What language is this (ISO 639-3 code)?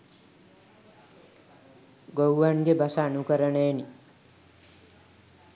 sin